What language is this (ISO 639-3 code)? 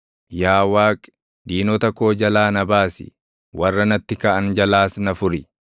orm